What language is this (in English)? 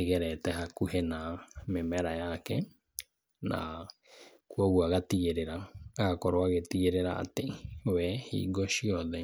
Kikuyu